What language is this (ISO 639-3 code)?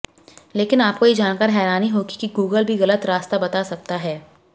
hin